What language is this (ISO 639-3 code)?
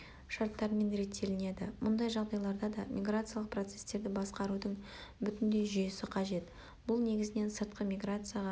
kaz